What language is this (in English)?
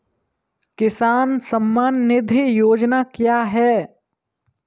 Hindi